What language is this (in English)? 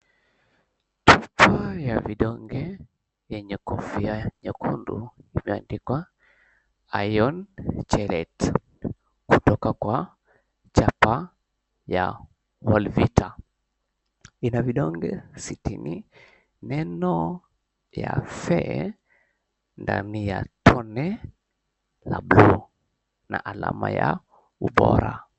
Swahili